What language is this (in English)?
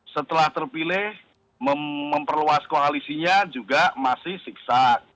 Indonesian